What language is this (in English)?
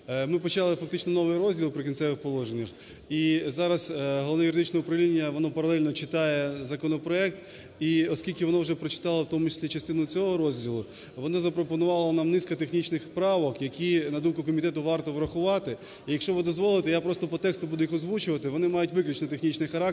Ukrainian